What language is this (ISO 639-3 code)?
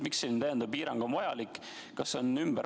est